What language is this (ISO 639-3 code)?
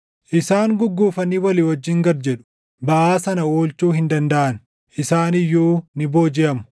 orm